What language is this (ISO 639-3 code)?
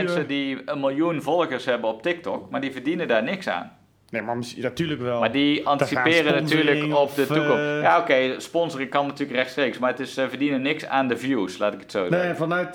nld